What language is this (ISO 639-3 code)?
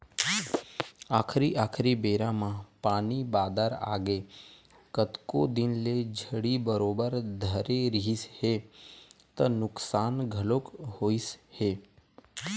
hne